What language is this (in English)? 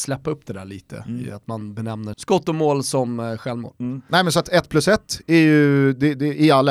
Swedish